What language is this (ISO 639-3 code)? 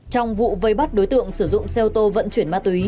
vie